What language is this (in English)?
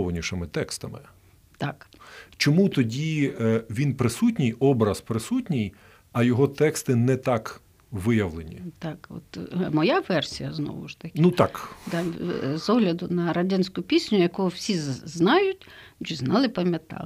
Ukrainian